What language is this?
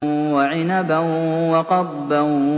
Arabic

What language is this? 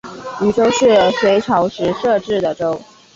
Chinese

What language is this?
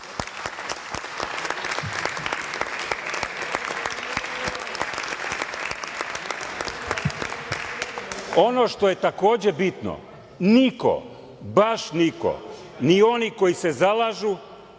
Serbian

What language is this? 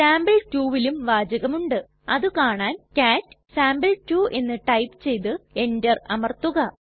Malayalam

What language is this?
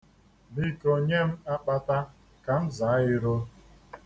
Igbo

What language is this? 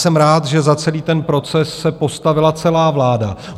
Czech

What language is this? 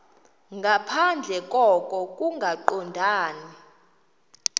Xhosa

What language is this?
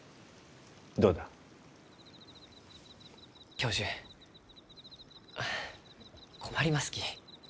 Japanese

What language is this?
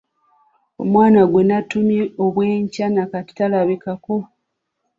Ganda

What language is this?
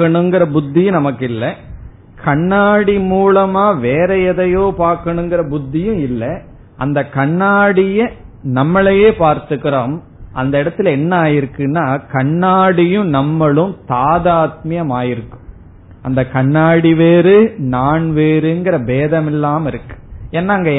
Tamil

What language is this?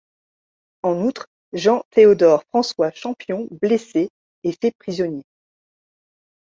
French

